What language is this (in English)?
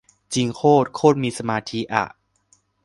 Thai